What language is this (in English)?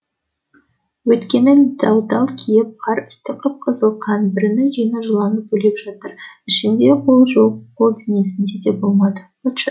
Kazakh